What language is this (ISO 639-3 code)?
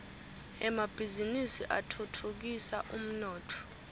ssw